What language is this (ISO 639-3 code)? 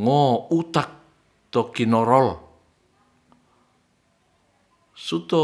rth